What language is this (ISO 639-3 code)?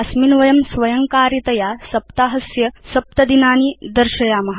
san